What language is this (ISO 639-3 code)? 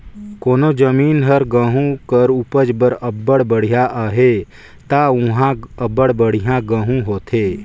hne